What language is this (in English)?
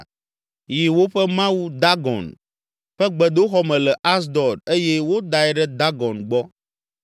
Ewe